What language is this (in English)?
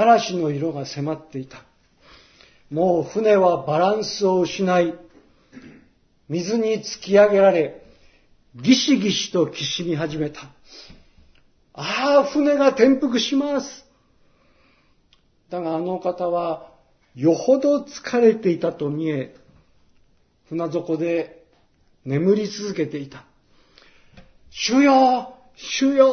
Japanese